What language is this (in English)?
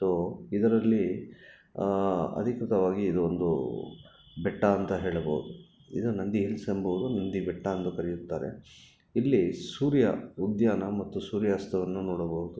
Kannada